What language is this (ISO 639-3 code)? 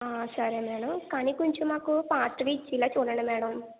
tel